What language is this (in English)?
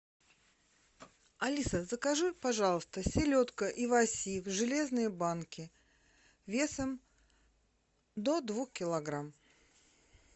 Russian